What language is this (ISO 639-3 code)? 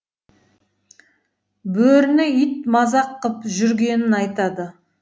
kaz